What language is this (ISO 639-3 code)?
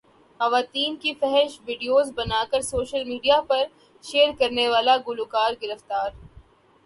urd